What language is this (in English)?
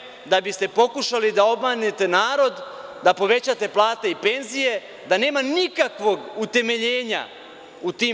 Serbian